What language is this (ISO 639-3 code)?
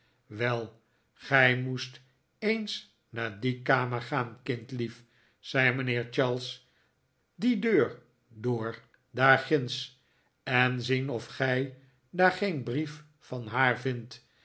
nld